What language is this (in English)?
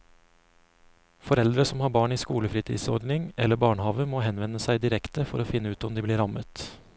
Norwegian